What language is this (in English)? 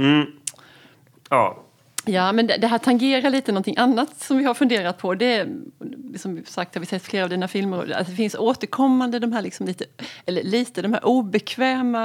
Swedish